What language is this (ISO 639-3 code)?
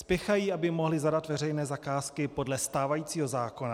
ces